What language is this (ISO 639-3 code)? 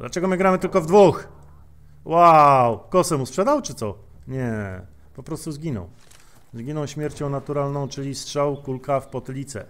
pol